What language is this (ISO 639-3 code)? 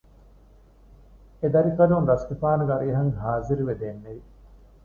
div